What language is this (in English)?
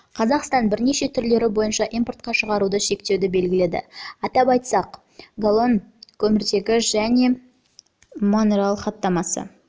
Kazakh